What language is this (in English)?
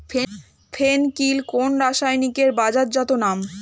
Bangla